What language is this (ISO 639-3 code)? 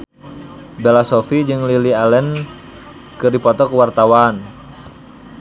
sun